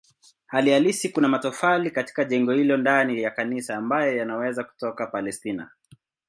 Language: Swahili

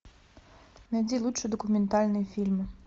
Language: Russian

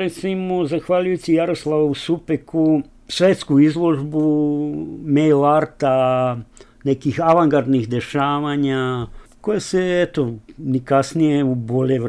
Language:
Slovak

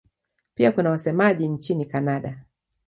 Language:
Swahili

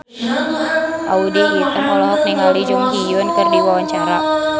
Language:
Sundanese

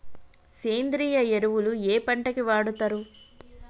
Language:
Telugu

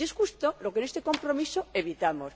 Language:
Spanish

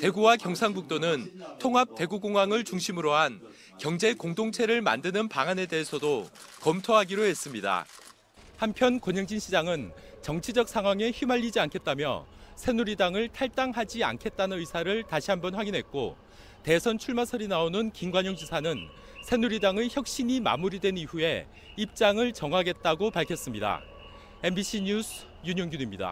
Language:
Korean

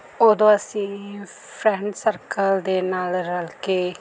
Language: Punjabi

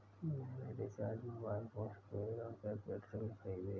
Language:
Hindi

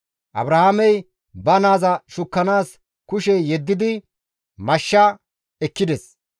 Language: Gamo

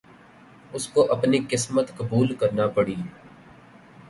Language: Urdu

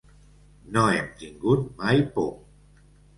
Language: Catalan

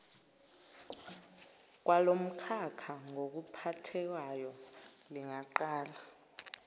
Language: Zulu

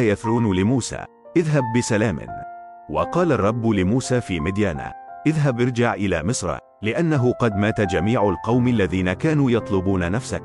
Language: Arabic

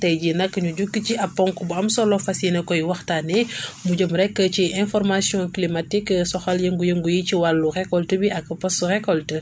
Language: Wolof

